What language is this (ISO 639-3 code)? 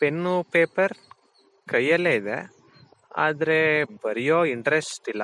kan